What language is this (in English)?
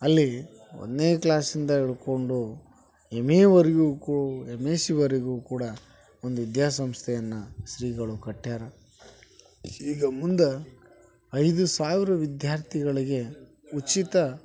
Kannada